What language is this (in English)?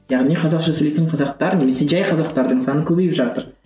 Kazakh